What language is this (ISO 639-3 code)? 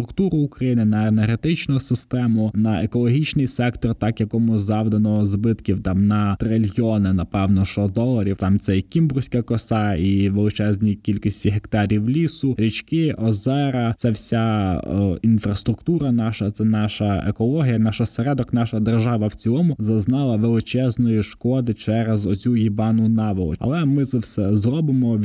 ukr